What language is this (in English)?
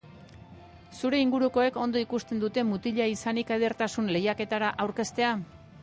Basque